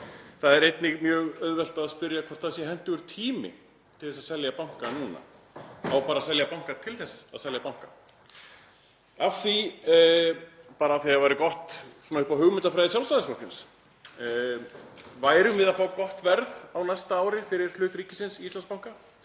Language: Icelandic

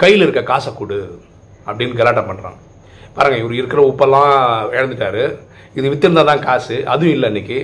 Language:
Tamil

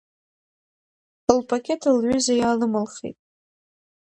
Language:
Abkhazian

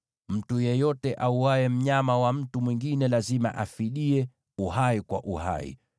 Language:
Swahili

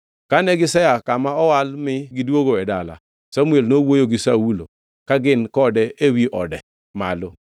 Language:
Luo (Kenya and Tanzania)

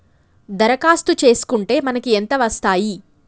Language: Telugu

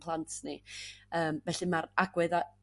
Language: Welsh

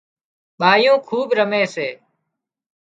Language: Wadiyara Koli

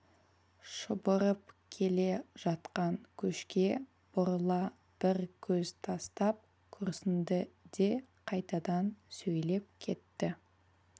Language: Kazakh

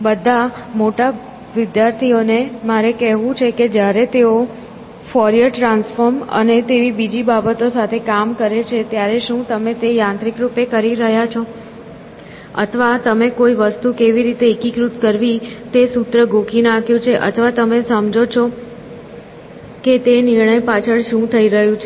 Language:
Gujarati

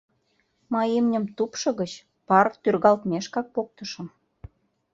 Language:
Mari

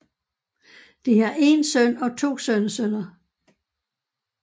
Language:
Danish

